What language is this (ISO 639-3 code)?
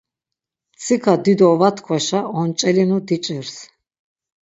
lzz